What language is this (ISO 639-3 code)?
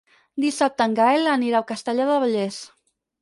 cat